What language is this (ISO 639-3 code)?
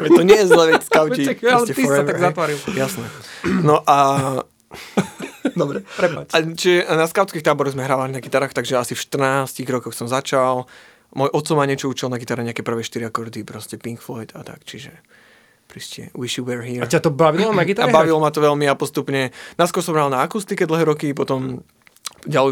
slk